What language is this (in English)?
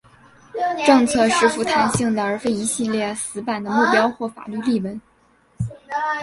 Chinese